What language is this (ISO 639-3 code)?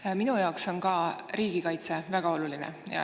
est